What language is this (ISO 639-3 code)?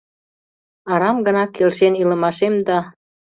chm